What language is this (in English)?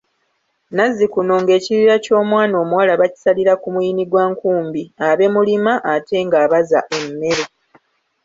Ganda